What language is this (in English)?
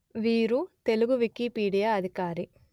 Telugu